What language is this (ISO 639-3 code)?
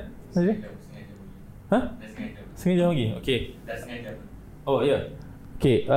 msa